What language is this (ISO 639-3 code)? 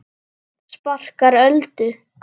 isl